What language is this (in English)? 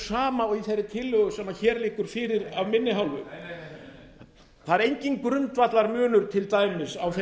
Icelandic